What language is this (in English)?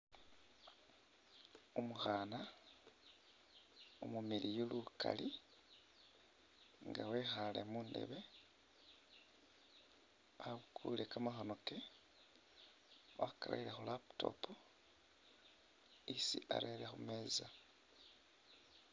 Masaaba